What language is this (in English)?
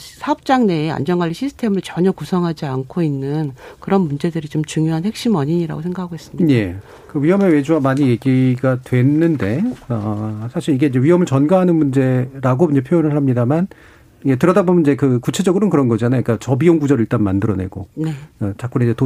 Korean